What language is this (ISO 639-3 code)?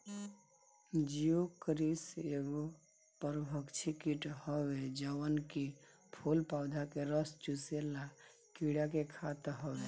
bho